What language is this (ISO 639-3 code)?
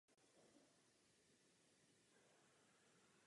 ces